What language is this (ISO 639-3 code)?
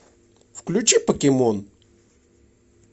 rus